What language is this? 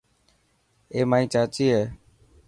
Dhatki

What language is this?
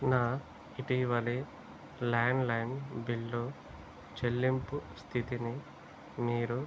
Telugu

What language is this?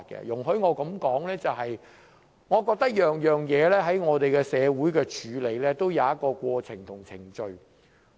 Cantonese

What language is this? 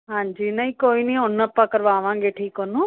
Punjabi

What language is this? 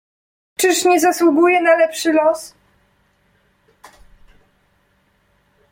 Polish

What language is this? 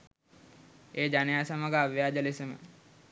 Sinhala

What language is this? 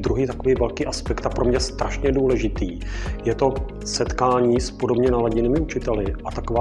Czech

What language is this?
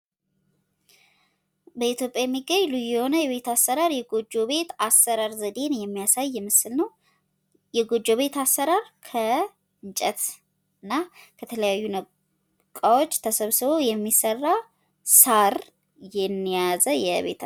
Amharic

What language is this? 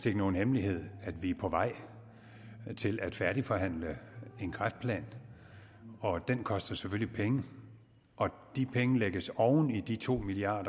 Danish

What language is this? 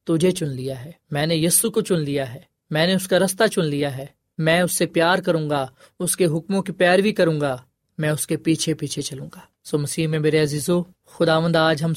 Urdu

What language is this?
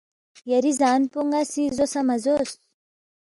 Balti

